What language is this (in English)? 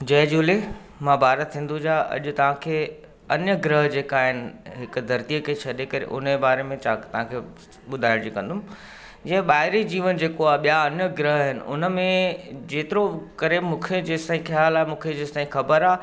Sindhi